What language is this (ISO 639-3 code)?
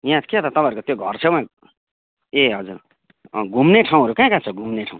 nep